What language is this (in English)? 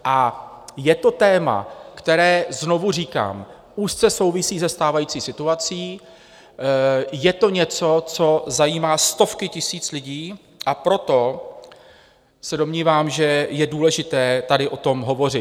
Czech